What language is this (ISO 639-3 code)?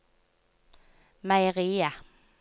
nor